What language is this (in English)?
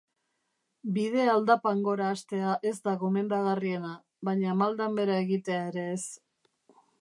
Basque